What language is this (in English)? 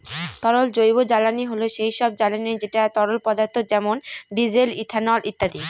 Bangla